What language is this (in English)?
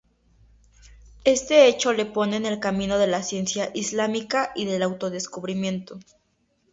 Spanish